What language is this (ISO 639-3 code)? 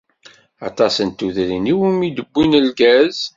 kab